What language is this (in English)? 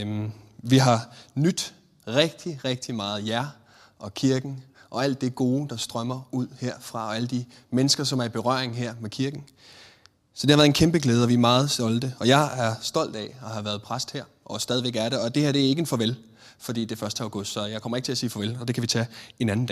Danish